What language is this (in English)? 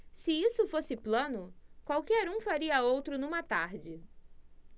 Portuguese